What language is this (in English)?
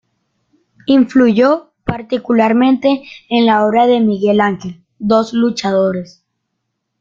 Spanish